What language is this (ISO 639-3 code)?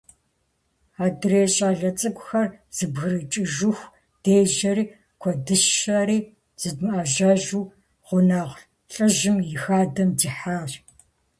kbd